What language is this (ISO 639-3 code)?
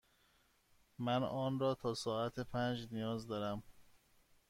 fas